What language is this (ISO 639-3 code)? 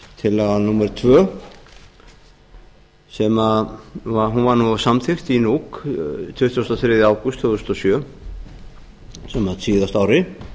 isl